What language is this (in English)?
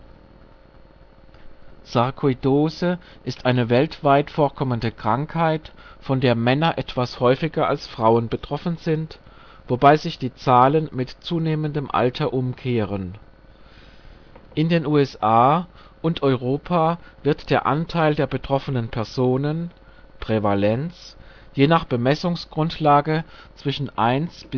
German